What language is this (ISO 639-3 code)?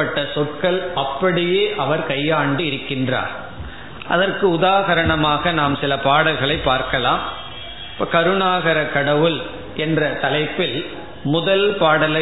tam